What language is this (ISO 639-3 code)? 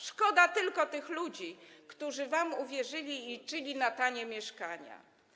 pol